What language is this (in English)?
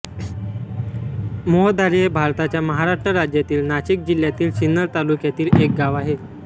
Marathi